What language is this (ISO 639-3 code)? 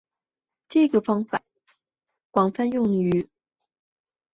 zho